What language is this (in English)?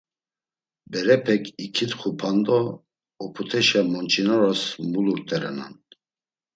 Laz